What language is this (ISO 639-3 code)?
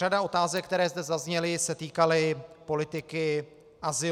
ces